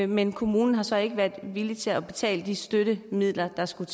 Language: Danish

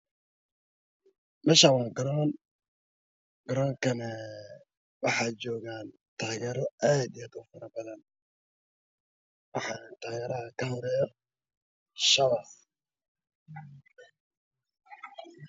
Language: Somali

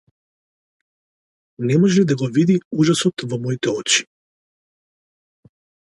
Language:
Macedonian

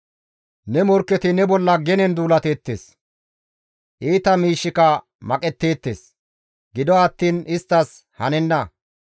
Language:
Gamo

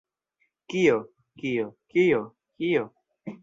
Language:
Esperanto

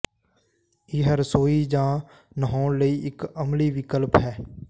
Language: Punjabi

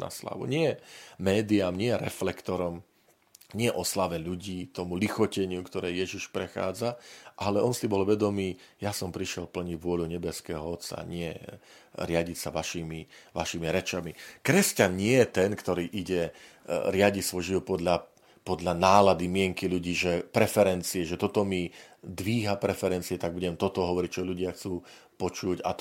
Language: Slovak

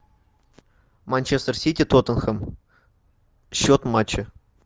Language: Russian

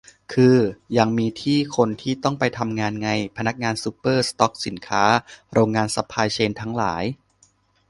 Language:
Thai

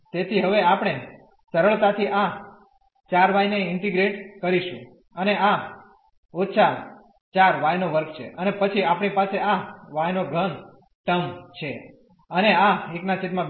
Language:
Gujarati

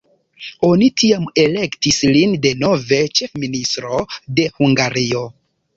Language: Esperanto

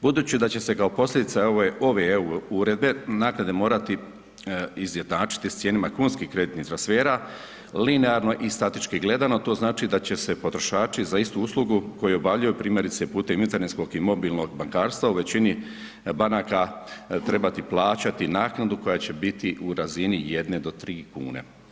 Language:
Croatian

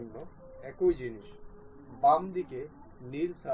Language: Bangla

